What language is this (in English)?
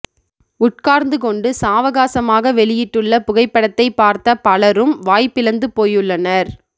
Tamil